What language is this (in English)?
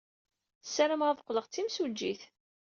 Kabyle